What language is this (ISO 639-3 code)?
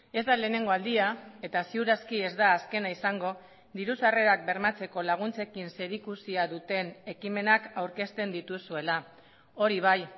eus